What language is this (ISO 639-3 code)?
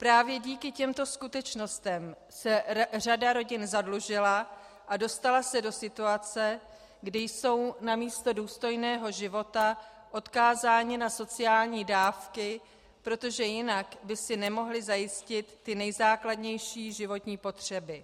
ces